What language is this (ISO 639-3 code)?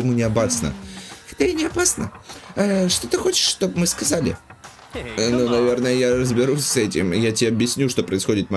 rus